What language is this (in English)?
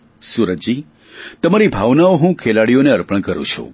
Gujarati